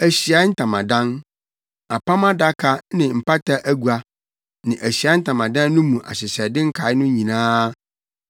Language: Akan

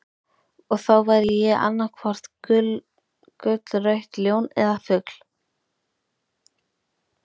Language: Icelandic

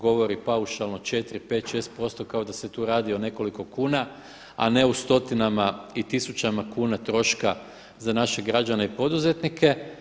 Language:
Croatian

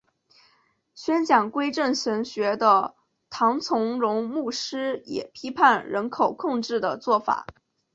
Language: Chinese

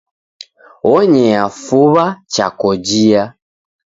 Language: Taita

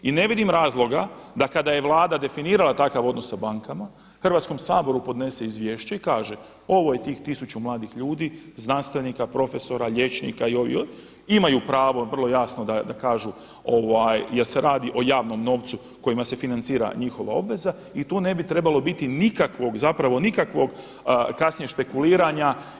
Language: Croatian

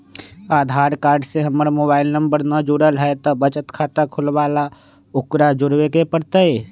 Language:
Magahi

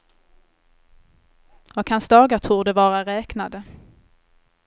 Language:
Swedish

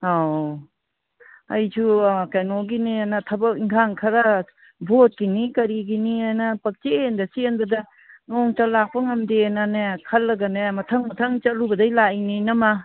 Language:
Manipuri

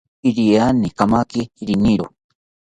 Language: South Ucayali Ashéninka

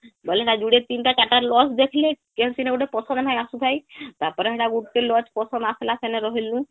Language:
Odia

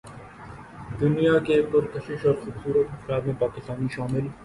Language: Urdu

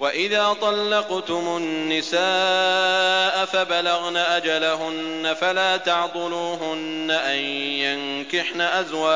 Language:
Arabic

